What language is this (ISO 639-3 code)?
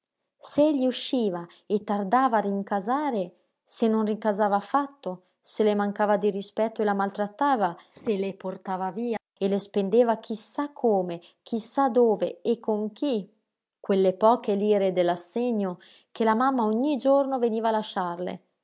ita